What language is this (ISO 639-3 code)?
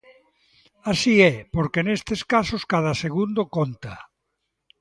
glg